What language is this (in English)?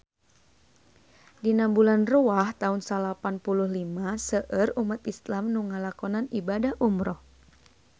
Sundanese